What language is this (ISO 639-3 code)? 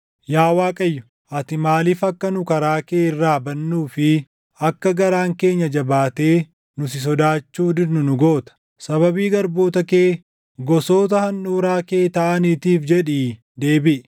orm